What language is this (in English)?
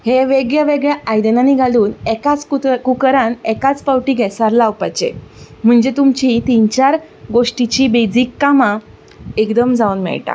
Konkani